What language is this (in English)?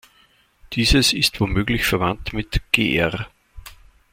German